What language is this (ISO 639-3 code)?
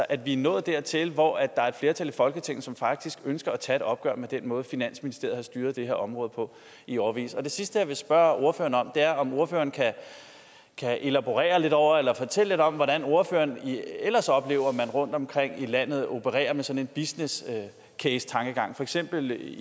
dan